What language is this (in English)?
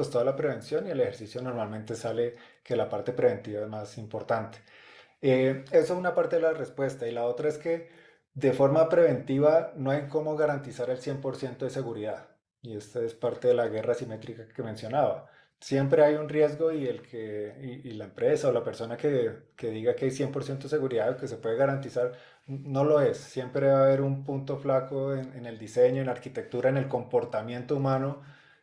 Spanish